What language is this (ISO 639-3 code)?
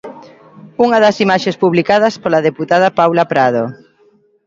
glg